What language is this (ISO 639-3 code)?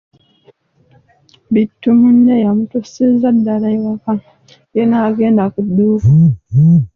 lug